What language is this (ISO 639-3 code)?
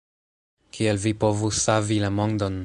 epo